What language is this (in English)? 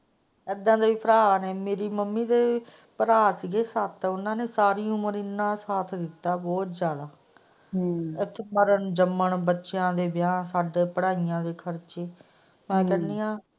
Punjabi